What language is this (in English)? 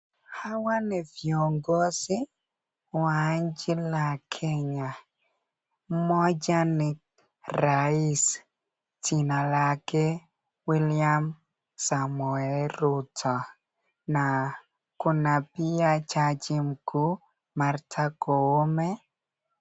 Swahili